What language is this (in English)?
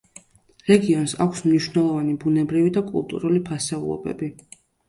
Georgian